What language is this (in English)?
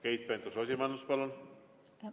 Estonian